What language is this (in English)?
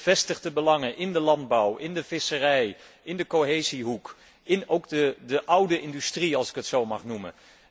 Dutch